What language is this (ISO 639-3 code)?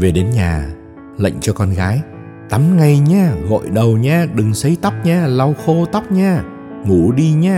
vie